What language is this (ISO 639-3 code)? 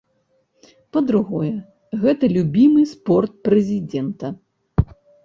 bel